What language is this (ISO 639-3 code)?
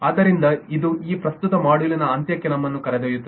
kan